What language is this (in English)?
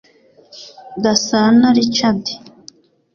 Kinyarwanda